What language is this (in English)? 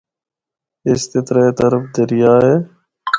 Northern Hindko